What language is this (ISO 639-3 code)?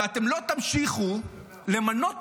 heb